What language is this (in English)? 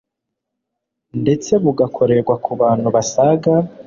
Kinyarwanda